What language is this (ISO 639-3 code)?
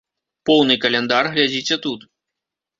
bel